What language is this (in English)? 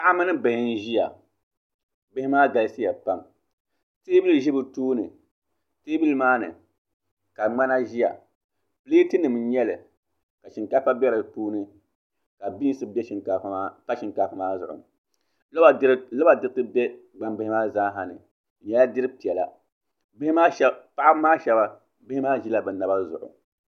Dagbani